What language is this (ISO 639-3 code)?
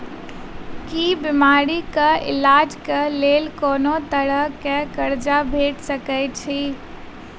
mai